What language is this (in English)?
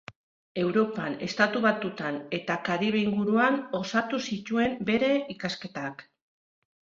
Basque